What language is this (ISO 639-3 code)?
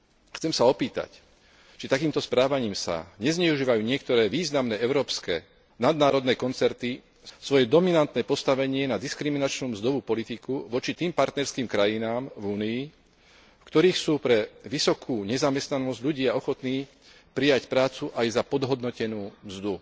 slk